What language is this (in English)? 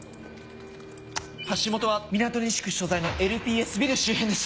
Japanese